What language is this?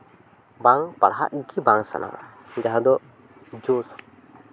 Santali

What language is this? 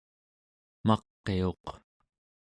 Central Yupik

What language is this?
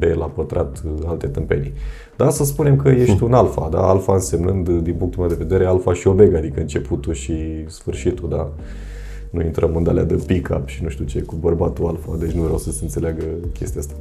Romanian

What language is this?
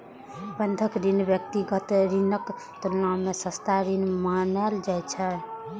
Maithili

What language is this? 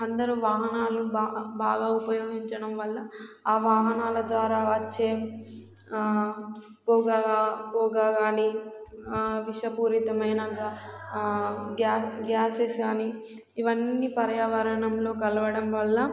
Telugu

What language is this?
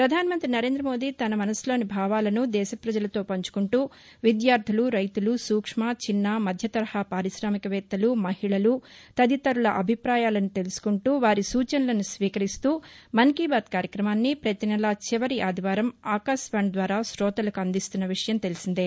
Telugu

